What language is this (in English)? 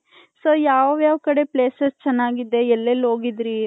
Kannada